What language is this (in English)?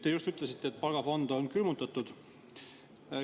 Estonian